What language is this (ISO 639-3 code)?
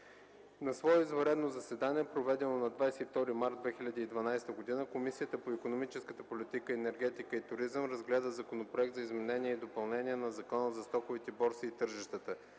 bul